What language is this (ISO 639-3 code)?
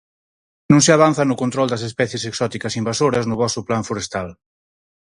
glg